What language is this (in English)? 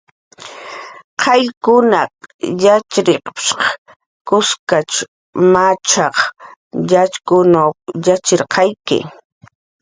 Jaqaru